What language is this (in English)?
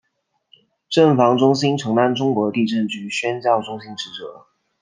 Chinese